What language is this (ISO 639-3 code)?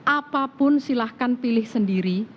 ind